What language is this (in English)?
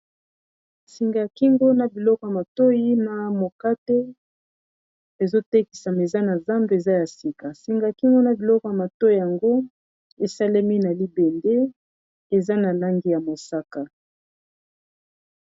Lingala